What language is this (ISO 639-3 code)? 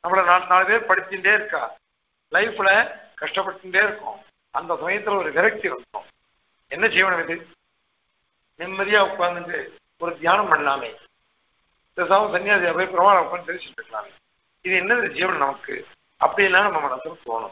ces